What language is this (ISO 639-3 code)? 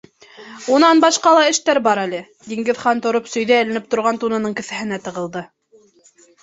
bak